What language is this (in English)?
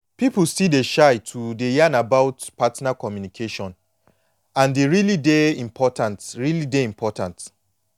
Nigerian Pidgin